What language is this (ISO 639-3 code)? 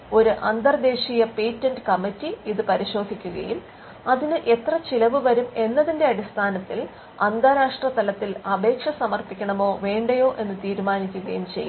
mal